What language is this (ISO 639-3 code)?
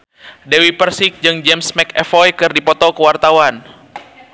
sun